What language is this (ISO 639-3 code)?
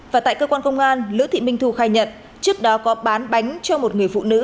vie